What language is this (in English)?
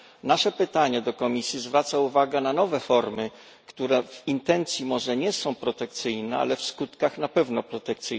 Polish